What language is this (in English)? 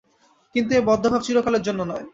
Bangla